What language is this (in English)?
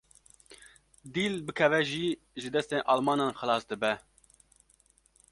Kurdish